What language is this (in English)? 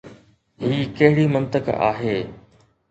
Sindhi